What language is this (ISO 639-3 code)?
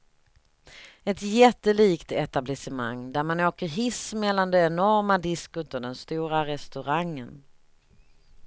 swe